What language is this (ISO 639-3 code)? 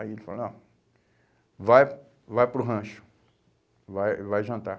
por